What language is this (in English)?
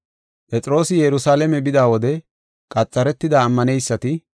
Gofa